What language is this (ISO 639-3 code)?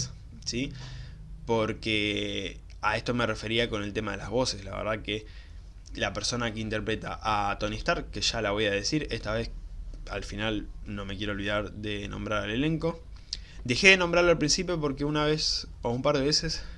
spa